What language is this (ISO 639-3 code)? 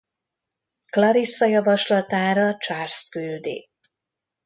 hun